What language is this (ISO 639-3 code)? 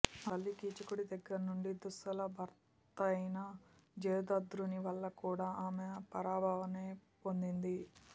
tel